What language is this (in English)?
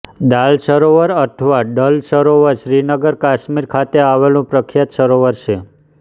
Gujarati